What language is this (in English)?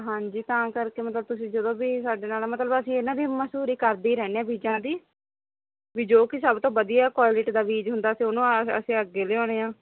Punjabi